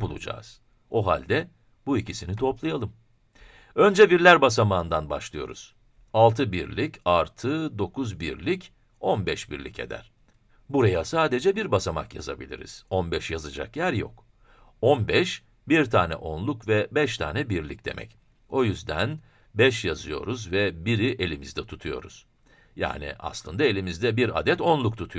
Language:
Turkish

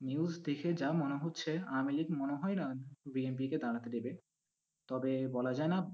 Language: Bangla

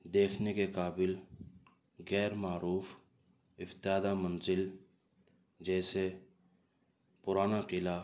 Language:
Urdu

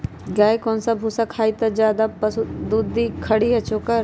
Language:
Magahi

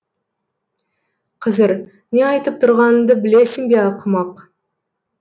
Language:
Kazakh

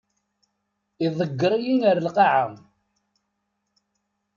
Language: Kabyle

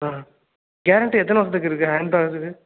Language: Tamil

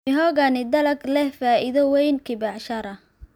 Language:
Somali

